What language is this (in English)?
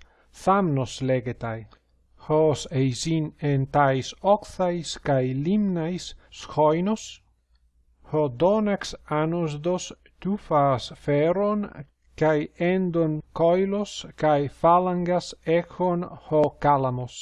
Greek